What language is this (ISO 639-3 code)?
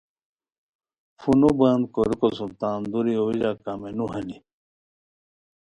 khw